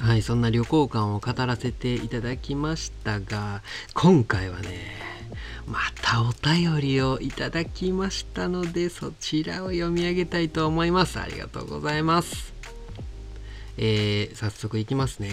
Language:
Japanese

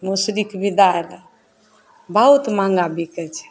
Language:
Maithili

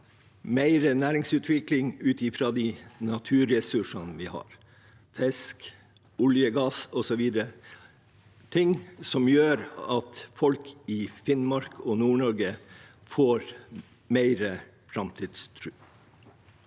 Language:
Norwegian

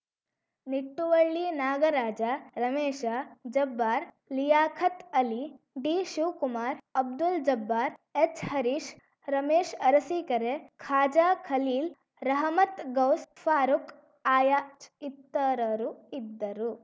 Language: Kannada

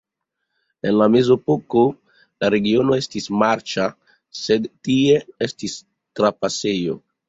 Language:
Esperanto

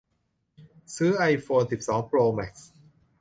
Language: Thai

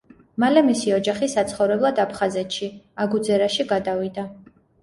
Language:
Georgian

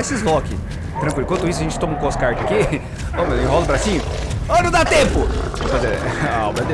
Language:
Portuguese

